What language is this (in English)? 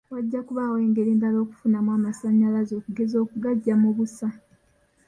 Ganda